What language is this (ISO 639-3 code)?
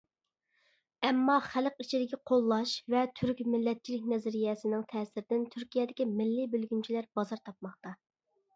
uig